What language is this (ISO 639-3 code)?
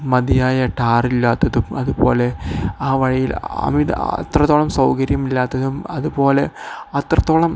mal